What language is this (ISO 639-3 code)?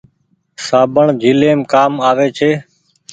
gig